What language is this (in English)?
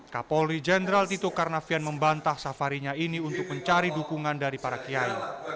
Indonesian